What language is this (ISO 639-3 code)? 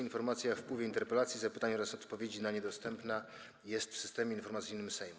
pol